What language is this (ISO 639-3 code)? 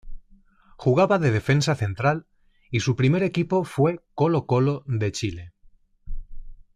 spa